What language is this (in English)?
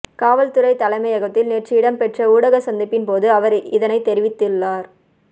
Tamil